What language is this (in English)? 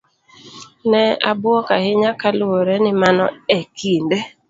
Luo (Kenya and Tanzania)